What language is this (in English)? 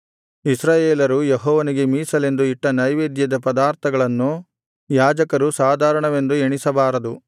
Kannada